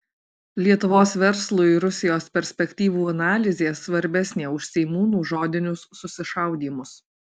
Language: Lithuanian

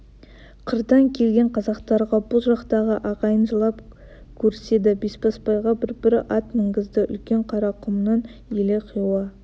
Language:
Kazakh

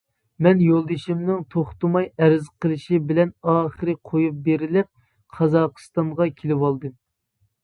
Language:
Uyghur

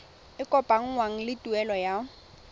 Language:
Tswana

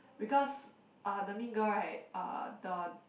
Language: English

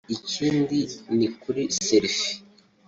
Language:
Kinyarwanda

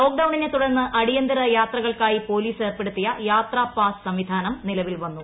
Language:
Malayalam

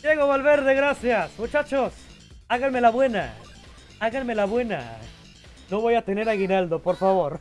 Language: Spanish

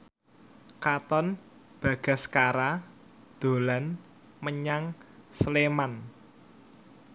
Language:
Javanese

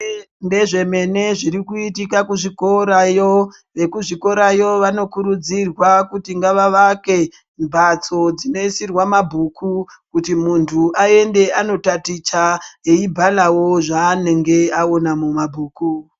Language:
Ndau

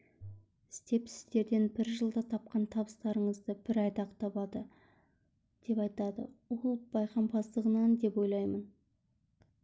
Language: Kazakh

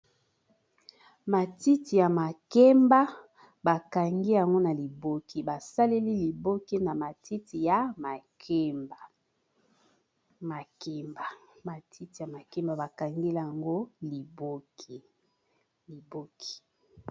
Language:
Lingala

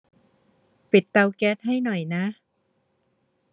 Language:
Thai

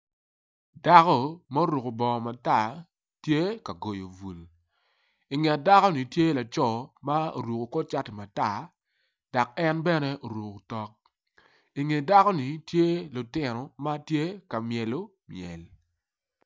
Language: Acoli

